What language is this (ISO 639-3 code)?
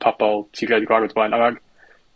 cym